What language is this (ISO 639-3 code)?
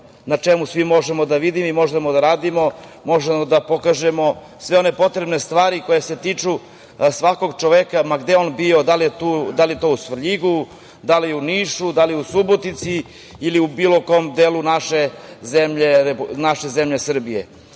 srp